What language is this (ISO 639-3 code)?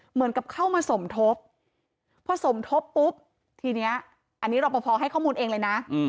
tha